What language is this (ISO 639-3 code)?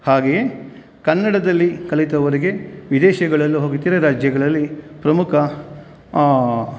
kan